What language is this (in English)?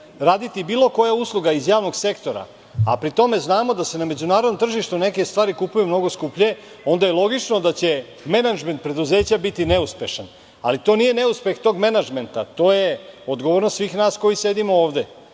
Serbian